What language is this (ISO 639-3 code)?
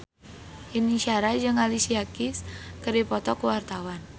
sun